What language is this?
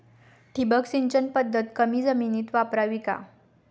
Marathi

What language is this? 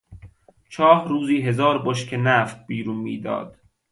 Persian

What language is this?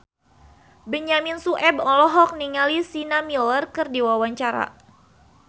Sundanese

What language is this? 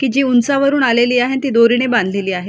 Marathi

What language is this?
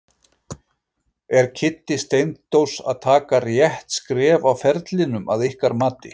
Icelandic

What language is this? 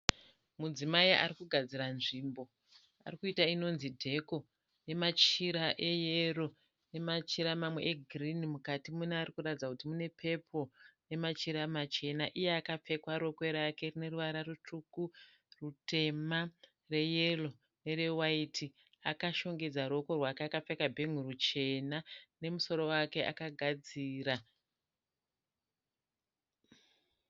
Shona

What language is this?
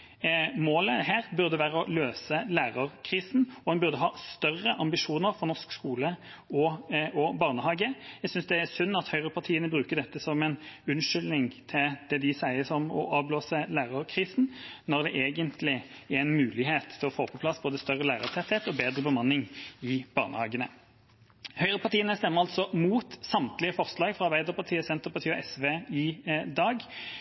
Norwegian Bokmål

